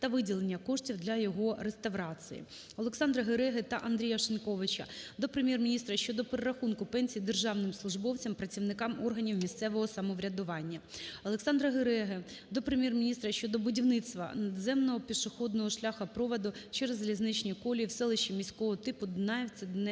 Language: Ukrainian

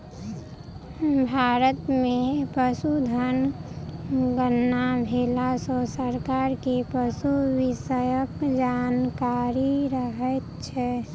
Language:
Maithili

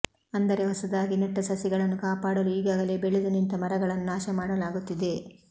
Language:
Kannada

